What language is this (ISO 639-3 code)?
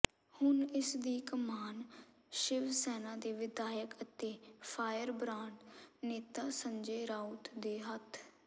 pan